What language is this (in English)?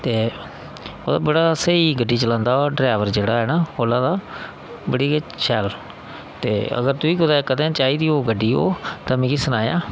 Dogri